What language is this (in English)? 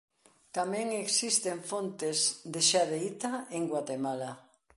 Galician